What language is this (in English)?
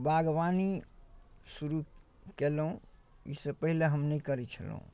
Maithili